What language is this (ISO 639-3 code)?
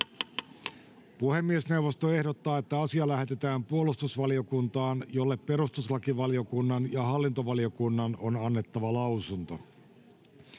fin